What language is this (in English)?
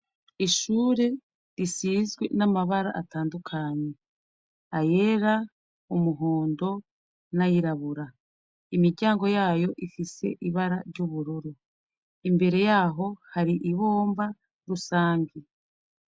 Rundi